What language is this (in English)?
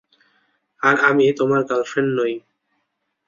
Bangla